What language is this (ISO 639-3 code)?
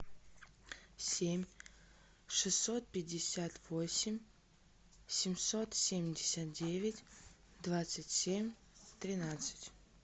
rus